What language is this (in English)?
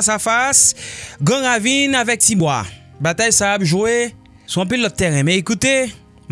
French